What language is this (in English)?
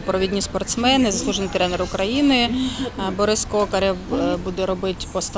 Ukrainian